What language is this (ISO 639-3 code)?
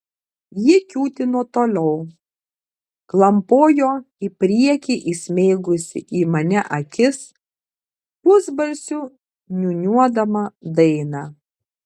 lit